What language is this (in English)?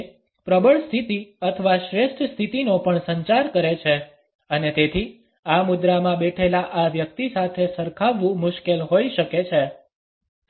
Gujarati